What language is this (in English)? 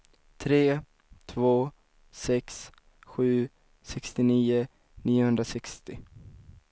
Swedish